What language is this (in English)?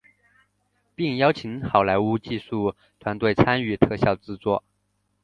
Chinese